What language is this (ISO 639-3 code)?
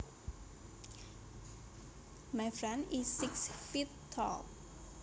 jav